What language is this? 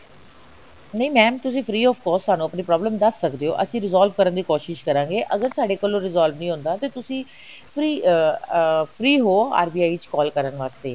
Punjabi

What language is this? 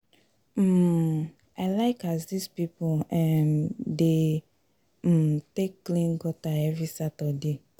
Nigerian Pidgin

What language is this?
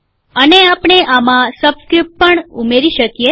Gujarati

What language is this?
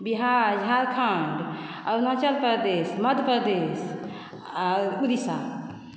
Maithili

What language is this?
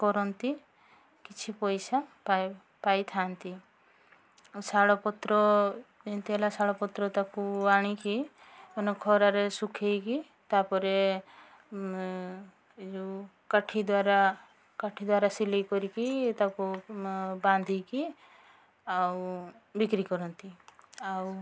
Odia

